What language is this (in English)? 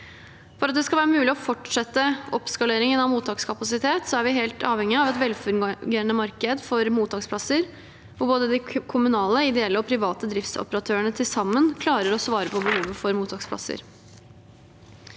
Norwegian